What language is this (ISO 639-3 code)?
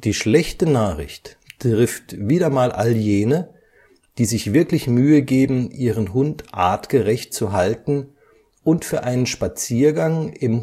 deu